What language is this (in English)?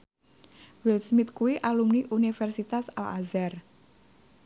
Javanese